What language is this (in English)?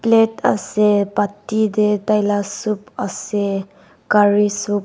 Naga Pidgin